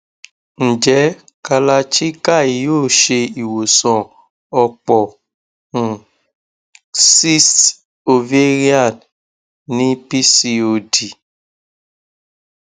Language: Yoruba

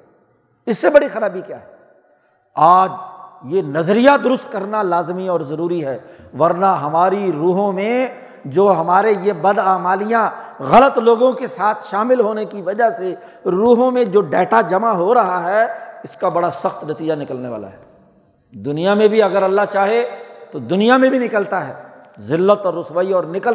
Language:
Urdu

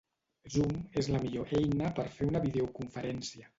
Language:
Catalan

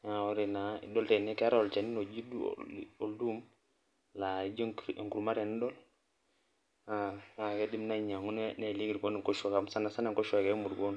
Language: Masai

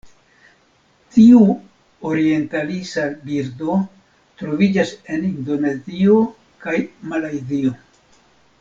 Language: Esperanto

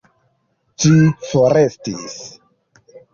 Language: Esperanto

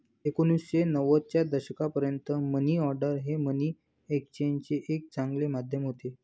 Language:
Marathi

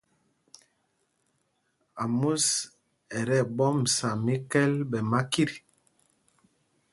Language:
Mpumpong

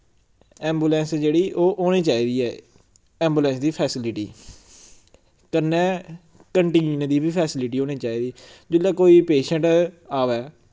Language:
Dogri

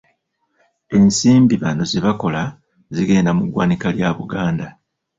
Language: Ganda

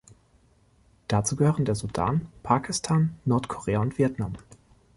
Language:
German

